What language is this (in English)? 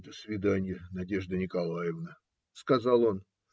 Russian